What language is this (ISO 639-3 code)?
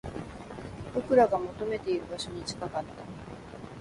jpn